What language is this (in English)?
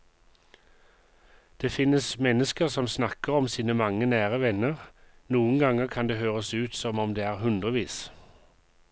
Norwegian